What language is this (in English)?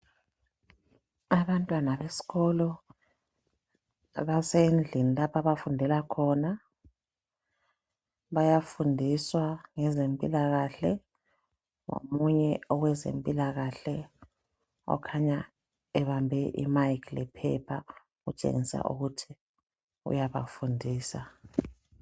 North Ndebele